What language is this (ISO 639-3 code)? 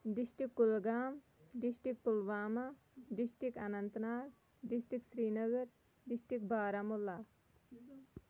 kas